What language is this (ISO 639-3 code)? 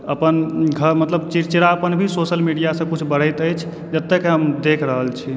mai